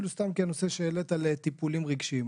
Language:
Hebrew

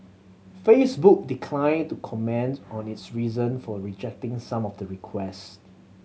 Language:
English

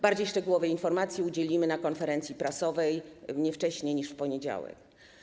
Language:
Polish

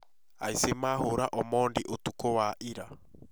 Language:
Kikuyu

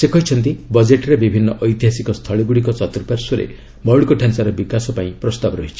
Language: Odia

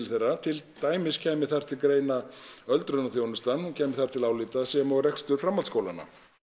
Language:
Icelandic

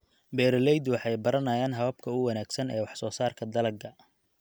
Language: Somali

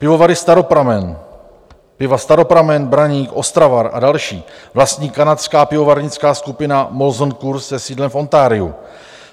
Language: Czech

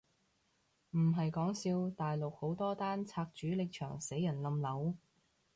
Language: Cantonese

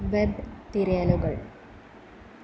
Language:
Malayalam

